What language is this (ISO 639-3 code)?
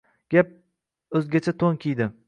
uzb